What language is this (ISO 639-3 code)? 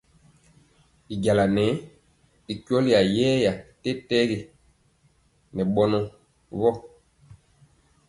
mcx